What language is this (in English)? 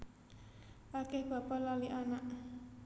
Javanese